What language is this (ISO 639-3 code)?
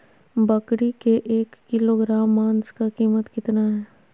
mag